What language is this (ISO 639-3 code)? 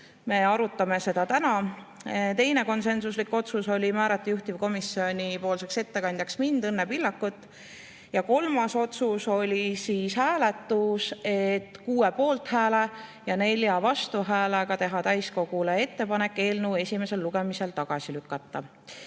est